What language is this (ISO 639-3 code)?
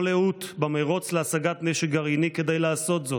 heb